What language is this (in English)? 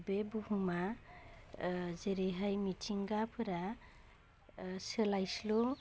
Bodo